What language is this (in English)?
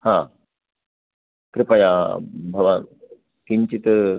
Sanskrit